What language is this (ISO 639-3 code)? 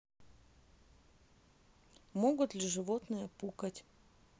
rus